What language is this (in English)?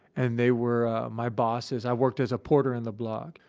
English